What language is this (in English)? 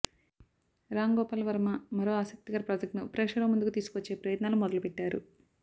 Telugu